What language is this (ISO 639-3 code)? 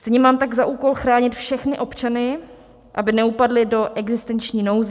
ces